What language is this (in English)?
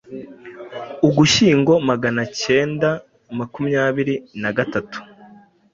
Kinyarwanda